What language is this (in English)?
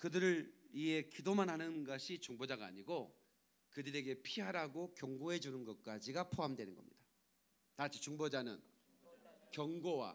Korean